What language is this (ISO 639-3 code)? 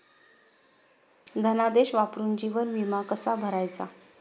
mar